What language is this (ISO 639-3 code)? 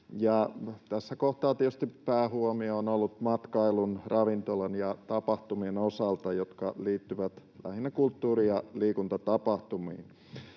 fin